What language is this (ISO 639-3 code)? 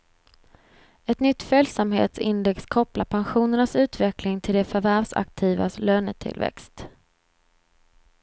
swe